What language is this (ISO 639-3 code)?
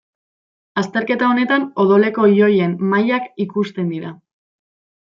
eus